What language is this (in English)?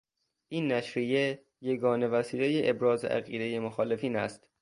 Persian